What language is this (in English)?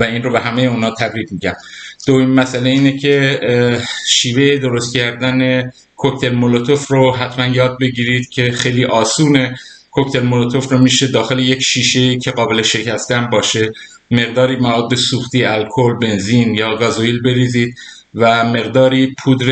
Persian